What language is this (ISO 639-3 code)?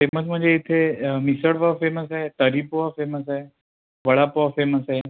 mar